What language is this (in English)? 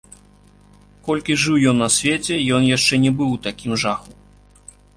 Belarusian